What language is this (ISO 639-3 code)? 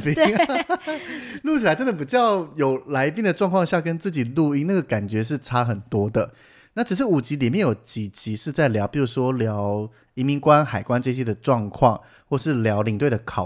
zho